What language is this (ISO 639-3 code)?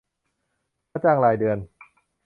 tha